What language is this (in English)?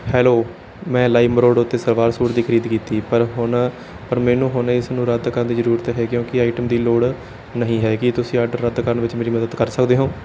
Punjabi